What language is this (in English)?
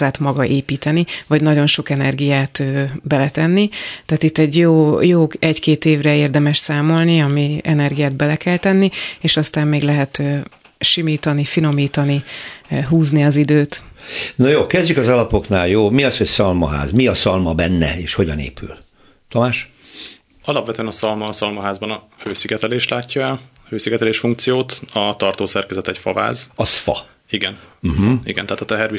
Hungarian